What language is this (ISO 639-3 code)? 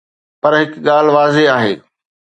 snd